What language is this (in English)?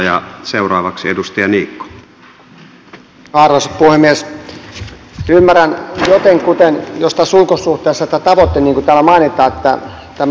Finnish